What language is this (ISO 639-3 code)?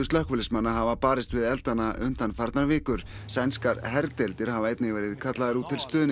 isl